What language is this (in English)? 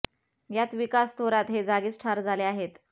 Marathi